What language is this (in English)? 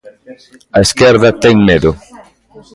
Galician